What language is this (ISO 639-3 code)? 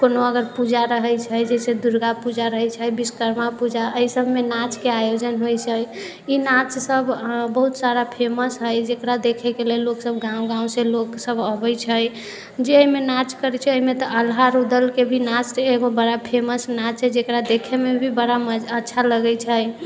mai